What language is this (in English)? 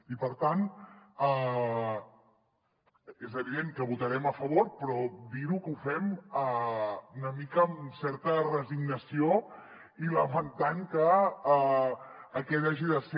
Catalan